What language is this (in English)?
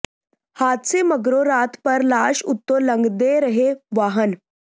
Punjabi